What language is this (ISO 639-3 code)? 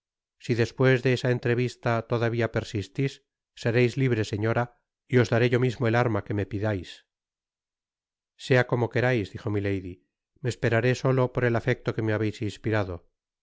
spa